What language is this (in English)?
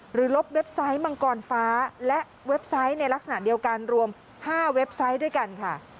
Thai